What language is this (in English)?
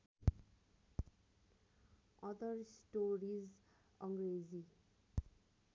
Nepali